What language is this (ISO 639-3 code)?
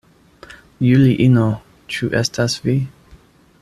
epo